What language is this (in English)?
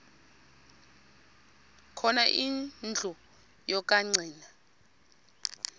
Xhosa